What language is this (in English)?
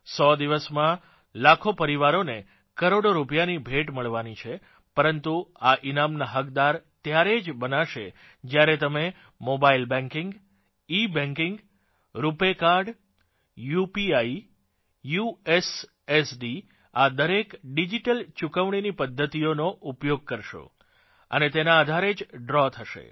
Gujarati